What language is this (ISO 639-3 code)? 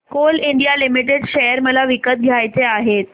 mar